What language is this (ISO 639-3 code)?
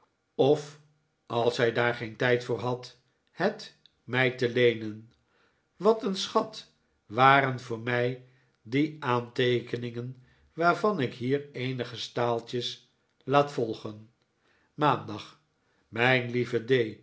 nld